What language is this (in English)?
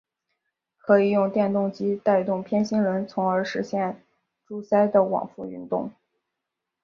Chinese